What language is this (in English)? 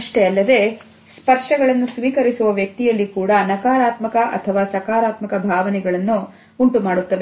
Kannada